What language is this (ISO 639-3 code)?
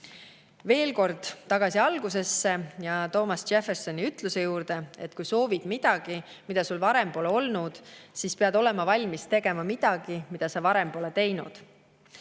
est